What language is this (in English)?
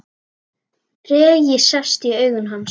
Icelandic